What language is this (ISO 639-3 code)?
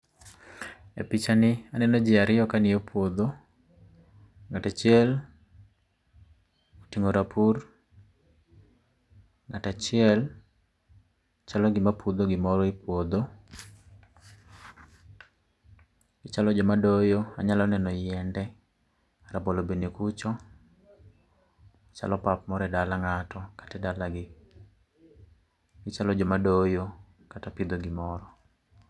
luo